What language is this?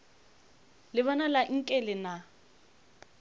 Northern Sotho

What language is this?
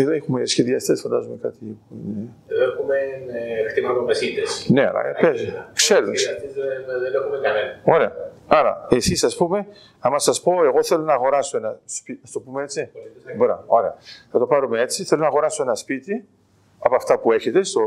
Greek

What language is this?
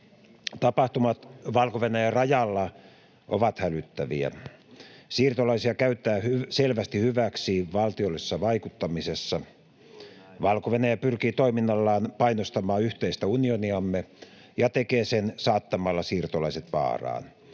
Finnish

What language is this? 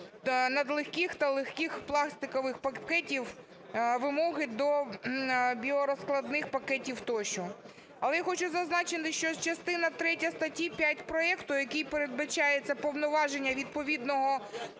Ukrainian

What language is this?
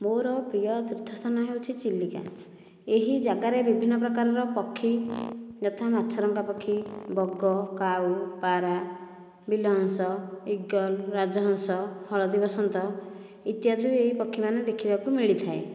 Odia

